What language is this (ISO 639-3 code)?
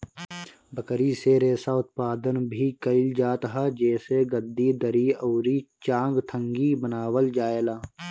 bho